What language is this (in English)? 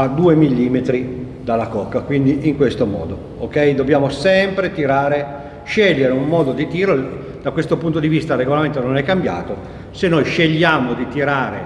Italian